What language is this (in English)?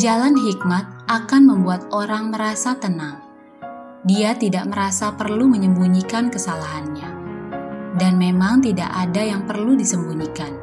Indonesian